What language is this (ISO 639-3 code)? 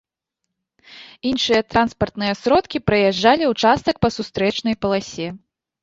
bel